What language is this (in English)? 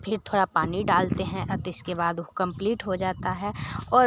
Hindi